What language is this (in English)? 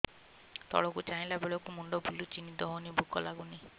Odia